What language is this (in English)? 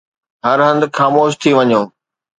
Sindhi